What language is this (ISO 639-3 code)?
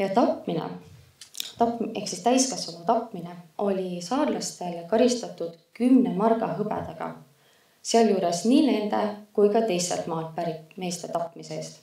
fin